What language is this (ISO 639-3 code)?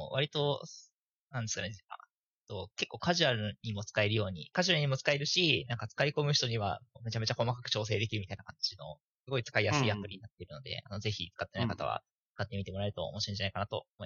jpn